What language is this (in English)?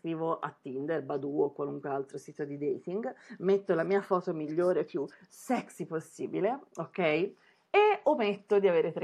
Italian